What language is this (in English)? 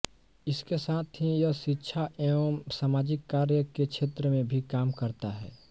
Hindi